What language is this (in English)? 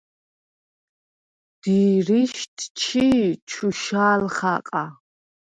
Svan